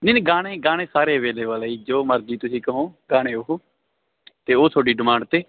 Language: Punjabi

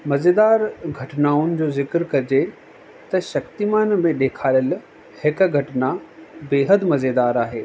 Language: Sindhi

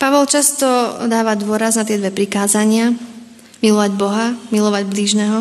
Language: Slovak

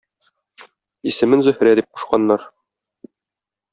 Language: Tatar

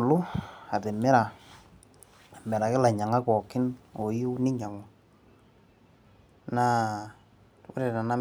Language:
Masai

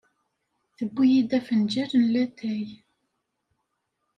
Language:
Kabyle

